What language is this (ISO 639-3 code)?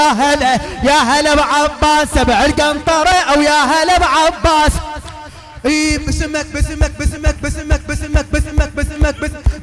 ara